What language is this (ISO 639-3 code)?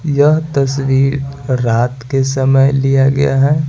hin